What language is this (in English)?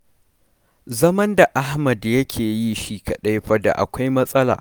Hausa